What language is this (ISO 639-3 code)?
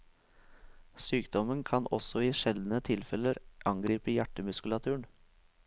nor